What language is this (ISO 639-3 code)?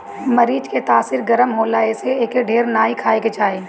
bho